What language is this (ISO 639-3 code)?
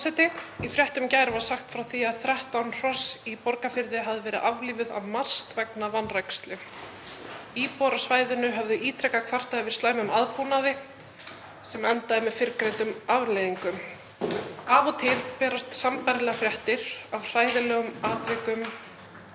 isl